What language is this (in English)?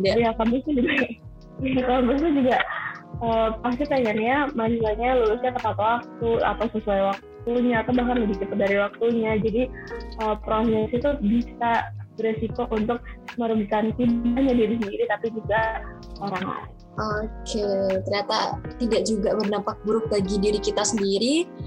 Indonesian